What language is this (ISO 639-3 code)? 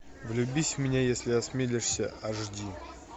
rus